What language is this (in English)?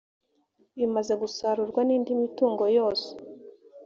Kinyarwanda